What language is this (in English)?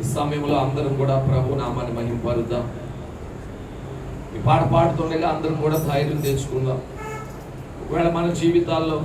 Telugu